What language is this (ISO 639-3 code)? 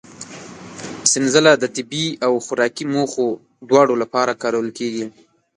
pus